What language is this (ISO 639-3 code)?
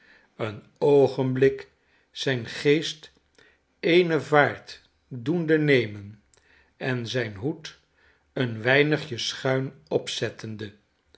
nld